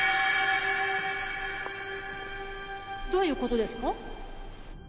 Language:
Japanese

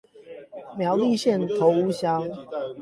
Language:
Chinese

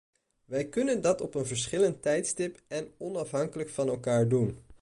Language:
Dutch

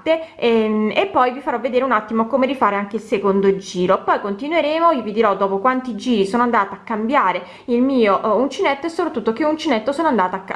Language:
Italian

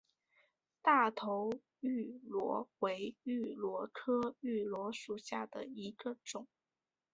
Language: Chinese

